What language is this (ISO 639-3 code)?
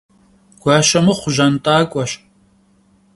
kbd